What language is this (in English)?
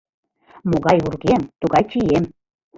Mari